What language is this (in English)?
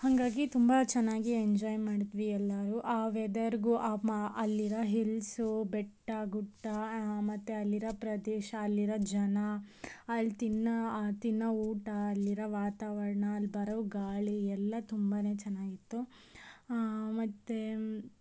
Kannada